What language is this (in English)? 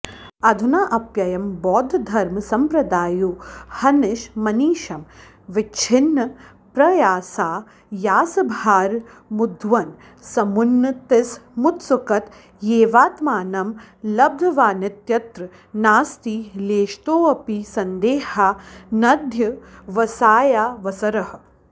Sanskrit